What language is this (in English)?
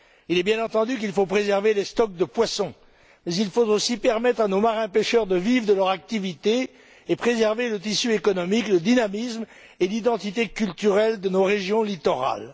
French